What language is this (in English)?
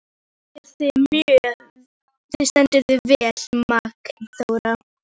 Icelandic